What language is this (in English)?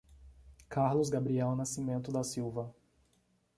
Portuguese